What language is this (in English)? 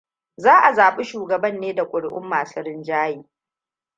Hausa